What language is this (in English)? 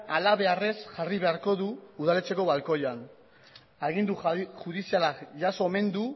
Basque